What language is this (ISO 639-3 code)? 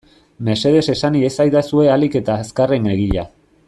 eus